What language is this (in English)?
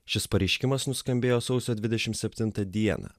Lithuanian